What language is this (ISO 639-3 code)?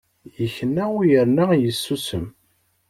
kab